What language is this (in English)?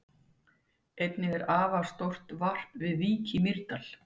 Icelandic